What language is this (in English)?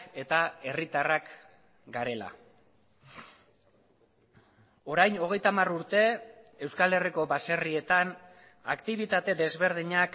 Basque